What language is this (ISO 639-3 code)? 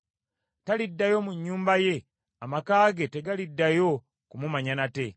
lug